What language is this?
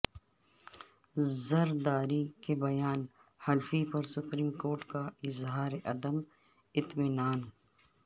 Urdu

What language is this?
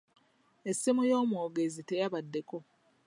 Ganda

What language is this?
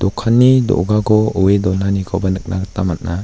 Garo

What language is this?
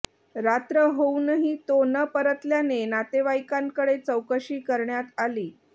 Marathi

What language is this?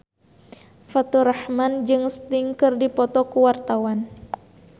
Sundanese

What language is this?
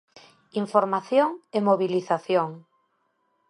Galician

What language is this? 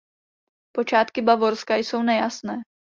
Czech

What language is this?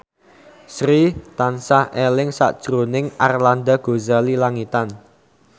Javanese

